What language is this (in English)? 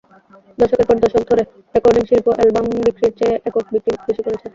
Bangla